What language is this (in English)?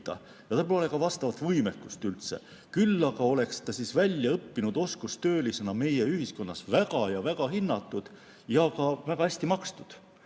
Estonian